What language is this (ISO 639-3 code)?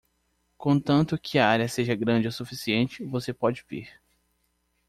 por